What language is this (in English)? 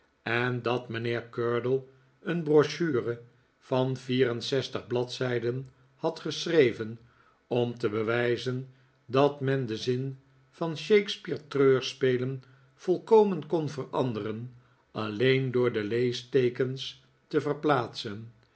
Dutch